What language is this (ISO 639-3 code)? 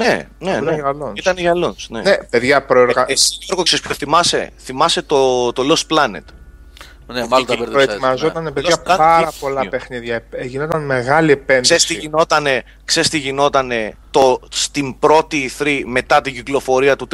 ell